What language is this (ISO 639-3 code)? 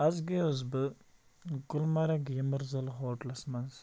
kas